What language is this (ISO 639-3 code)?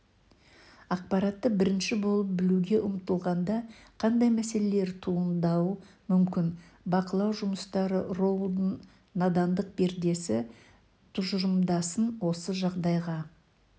kaz